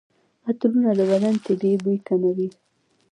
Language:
Pashto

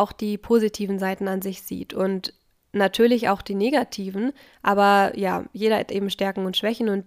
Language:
German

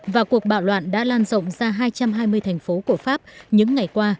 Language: Vietnamese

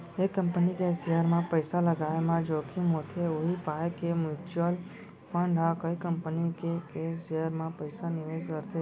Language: Chhattisgarhi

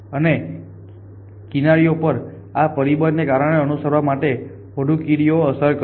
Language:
Gujarati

